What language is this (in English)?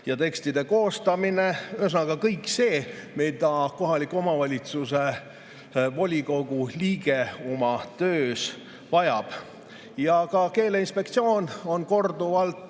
Estonian